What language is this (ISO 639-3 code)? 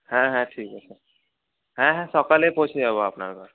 ben